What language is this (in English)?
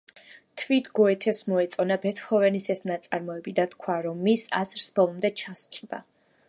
Georgian